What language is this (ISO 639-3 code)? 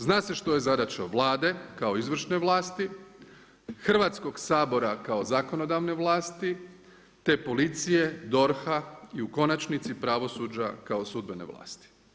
hrv